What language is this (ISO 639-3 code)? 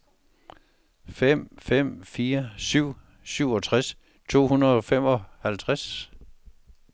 dan